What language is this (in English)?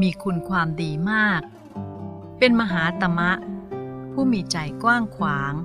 Thai